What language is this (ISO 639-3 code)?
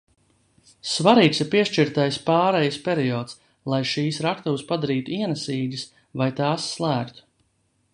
lav